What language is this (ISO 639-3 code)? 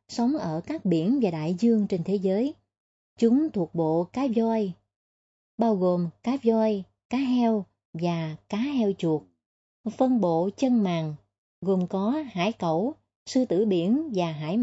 vie